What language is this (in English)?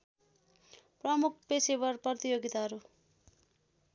Nepali